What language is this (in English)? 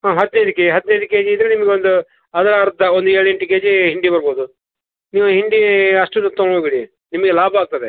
Kannada